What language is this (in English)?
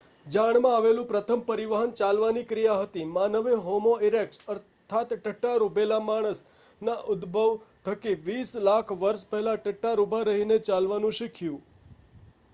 Gujarati